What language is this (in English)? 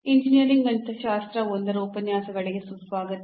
Kannada